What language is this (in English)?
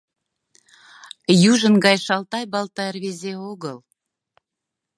Mari